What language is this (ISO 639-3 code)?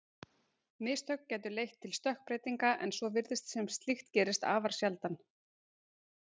isl